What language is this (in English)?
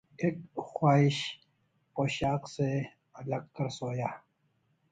Urdu